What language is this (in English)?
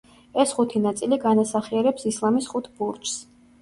Georgian